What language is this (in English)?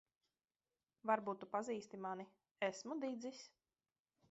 Latvian